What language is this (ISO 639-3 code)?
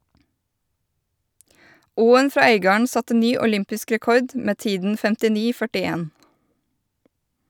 nor